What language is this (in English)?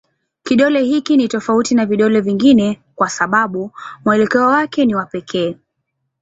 Swahili